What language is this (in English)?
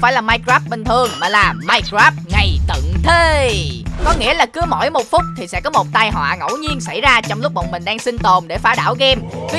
Vietnamese